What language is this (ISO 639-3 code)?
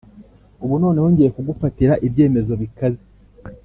kin